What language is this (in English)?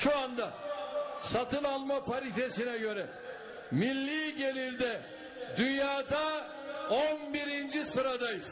Turkish